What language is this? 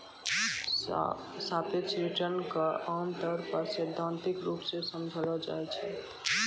Maithili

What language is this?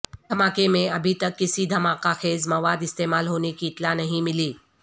Urdu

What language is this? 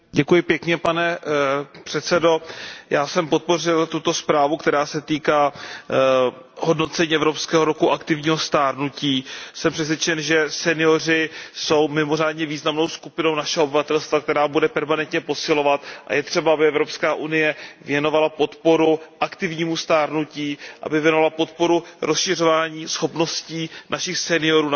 Czech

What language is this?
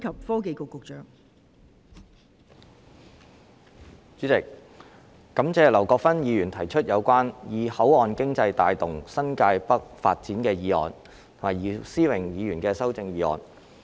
Cantonese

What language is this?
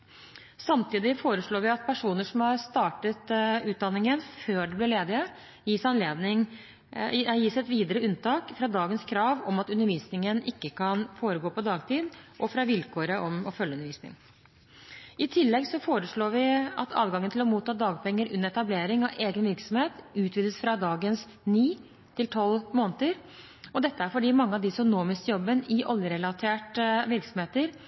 Norwegian Bokmål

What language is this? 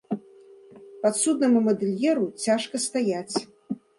Belarusian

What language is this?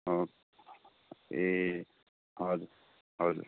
Nepali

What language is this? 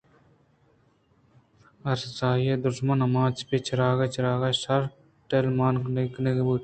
Eastern Balochi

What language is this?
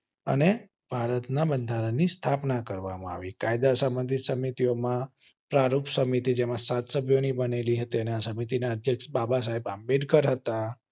Gujarati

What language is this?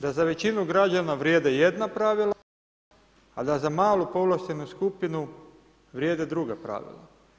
Croatian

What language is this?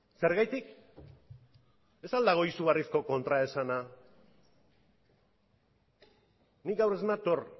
Basque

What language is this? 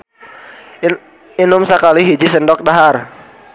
Sundanese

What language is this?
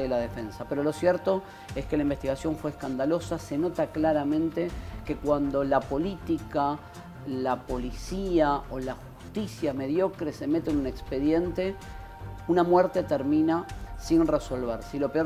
Spanish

